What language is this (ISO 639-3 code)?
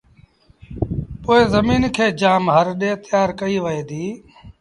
sbn